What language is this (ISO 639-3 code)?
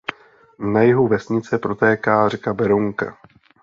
ces